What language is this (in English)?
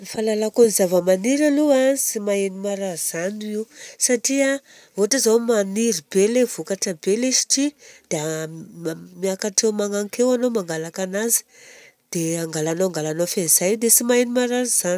Southern Betsimisaraka Malagasy